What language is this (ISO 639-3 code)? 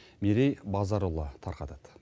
kaz